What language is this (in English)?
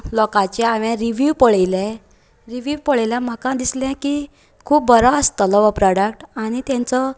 Konkani